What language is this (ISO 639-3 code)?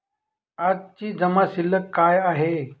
mar